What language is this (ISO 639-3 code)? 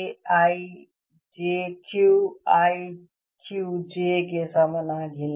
kan